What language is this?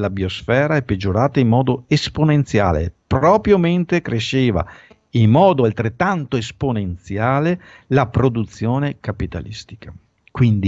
Italian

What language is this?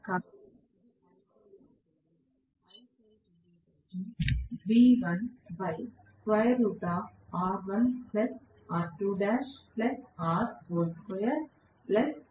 Telugu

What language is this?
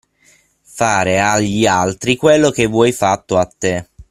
Italian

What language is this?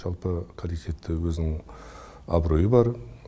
Kazakh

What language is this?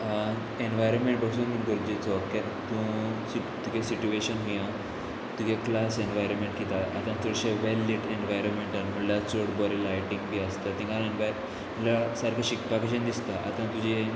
Konkani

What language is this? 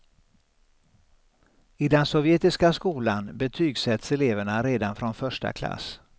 Swedish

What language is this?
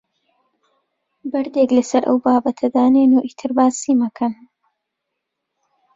Central Kurdish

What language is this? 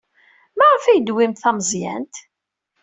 Kabyle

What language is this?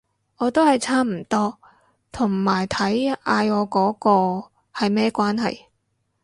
Cantonese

